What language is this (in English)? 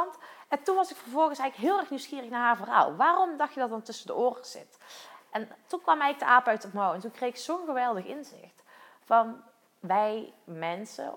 Dutch